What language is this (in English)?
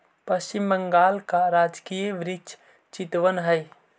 Magahi